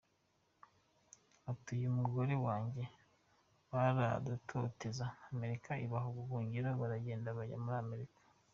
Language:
Kinyarwanda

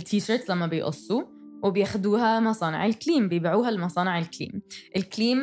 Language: Arabic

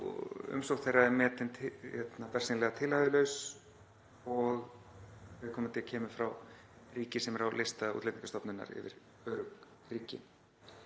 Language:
Icelandic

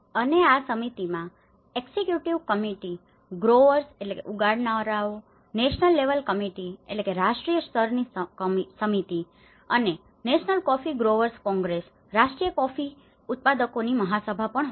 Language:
Gujarati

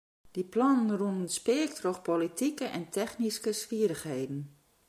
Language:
Western Frisian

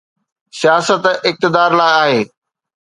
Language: Sindhi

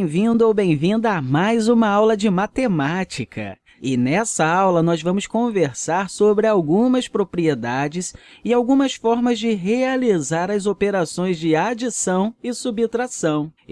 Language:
Portuguese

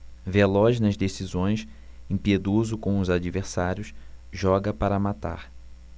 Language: Portuguese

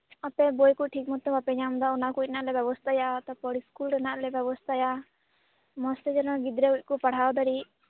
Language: Santali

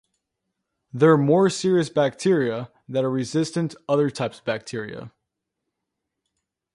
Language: English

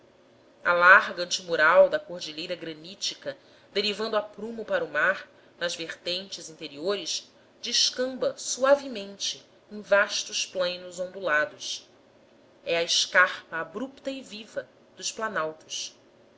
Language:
Portuguese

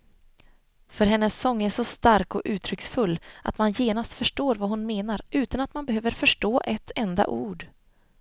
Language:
Swedish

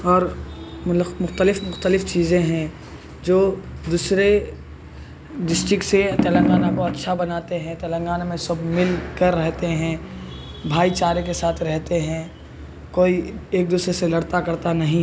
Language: Urdu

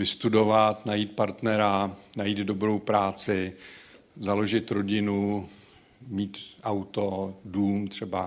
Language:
Czech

